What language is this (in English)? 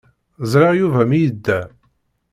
Kabyle